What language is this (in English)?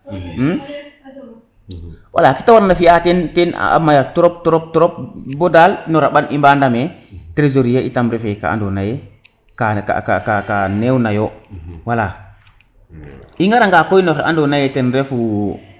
Serer